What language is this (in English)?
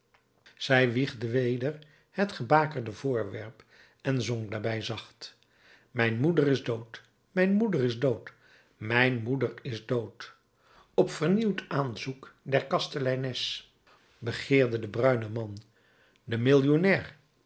Dutch